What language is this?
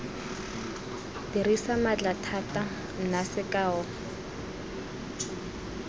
Tswana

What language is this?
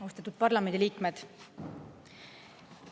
Estonian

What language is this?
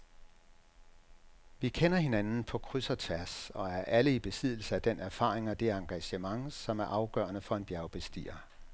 Danish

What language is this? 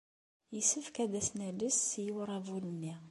Kabyle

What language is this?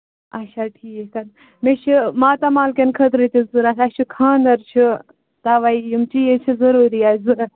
Kashmiri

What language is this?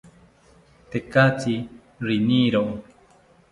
South Ucayali Ashéninka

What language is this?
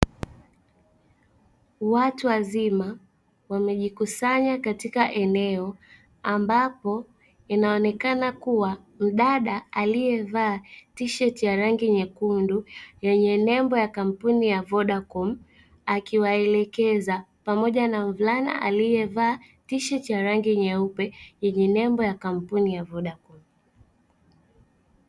Swahili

